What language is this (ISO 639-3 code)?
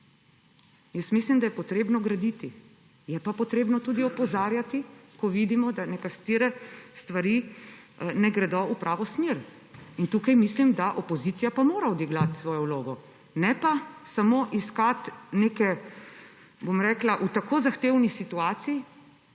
slv